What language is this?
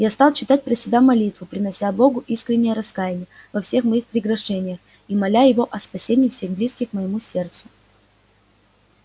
Russian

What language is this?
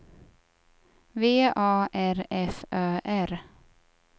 Swedish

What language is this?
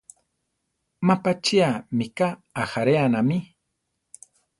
Central Tarahumara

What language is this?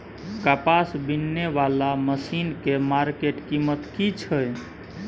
Maithili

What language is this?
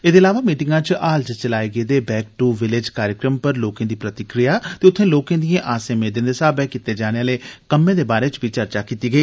Dogri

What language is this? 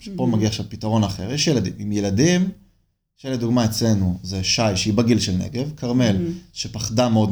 Hebrew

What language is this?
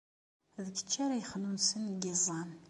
Kabyle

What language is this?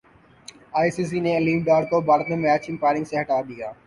Urdu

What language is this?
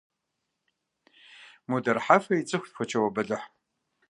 Kabardian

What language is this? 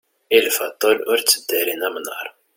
Kabyle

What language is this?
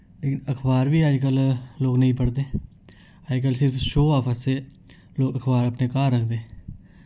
Dogri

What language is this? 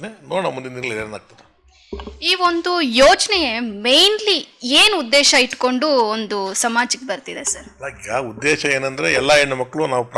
Indonesian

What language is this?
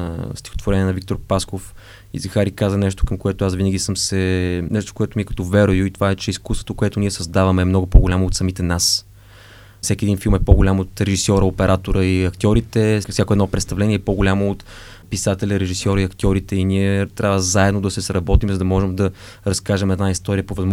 Bulgarian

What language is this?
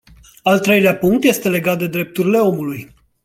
Romanian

